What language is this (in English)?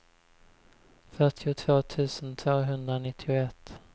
Swedish